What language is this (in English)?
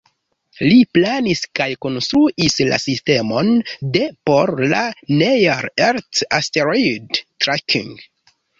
Esperanto